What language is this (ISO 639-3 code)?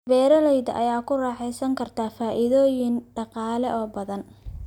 som